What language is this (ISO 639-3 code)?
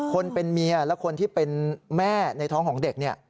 tha